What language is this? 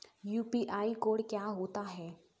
Hindi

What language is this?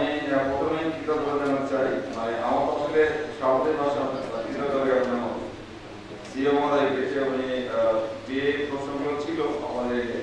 Korean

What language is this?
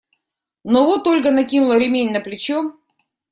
Russian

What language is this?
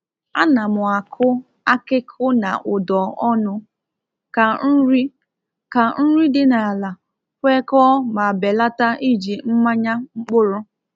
Igbo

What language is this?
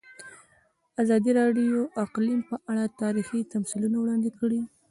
Pashto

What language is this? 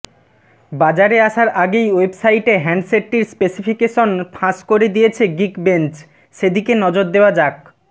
Bangla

